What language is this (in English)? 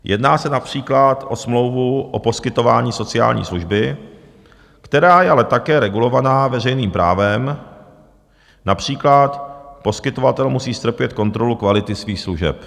Czech